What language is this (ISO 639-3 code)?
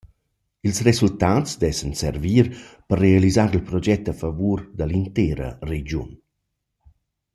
roh